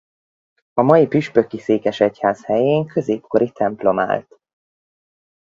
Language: Hungarian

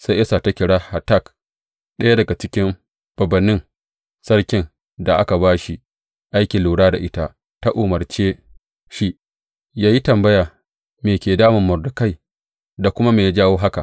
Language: Hausa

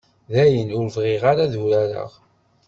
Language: Kabyle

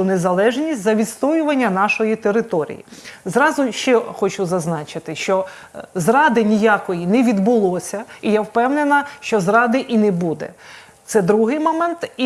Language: Ukrainian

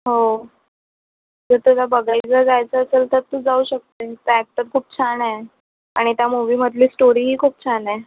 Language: Marathi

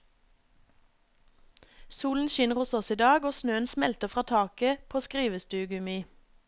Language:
Norwegian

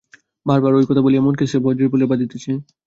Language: Bangla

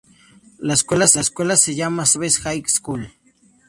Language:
Spanish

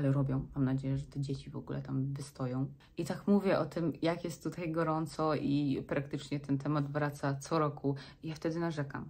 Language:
Polish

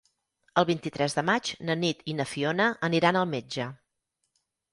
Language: Catalan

